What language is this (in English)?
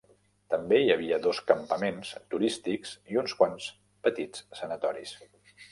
Catalan